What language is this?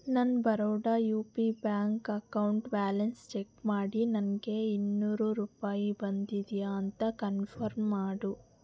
Kannada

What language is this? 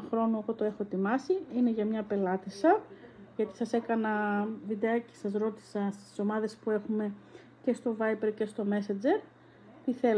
Greek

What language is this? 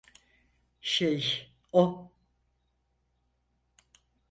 Turkish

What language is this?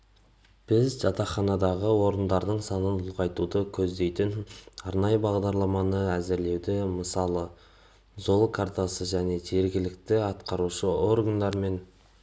Kazakh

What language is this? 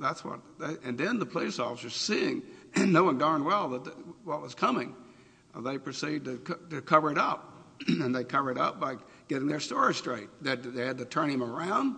English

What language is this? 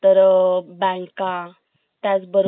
Marathi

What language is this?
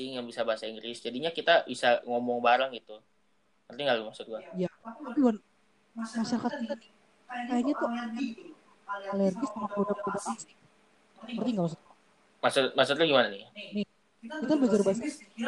Indonesian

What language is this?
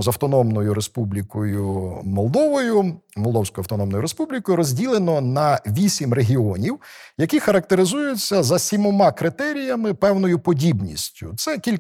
Ukrainian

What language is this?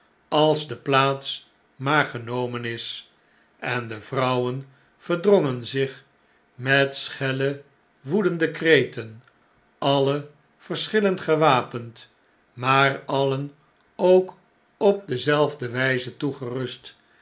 Dutch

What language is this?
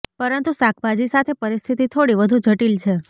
Gujarati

